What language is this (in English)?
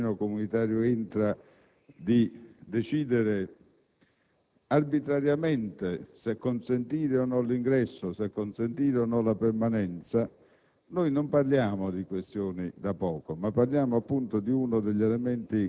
Italian